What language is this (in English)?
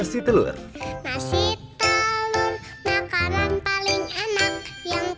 Indonesian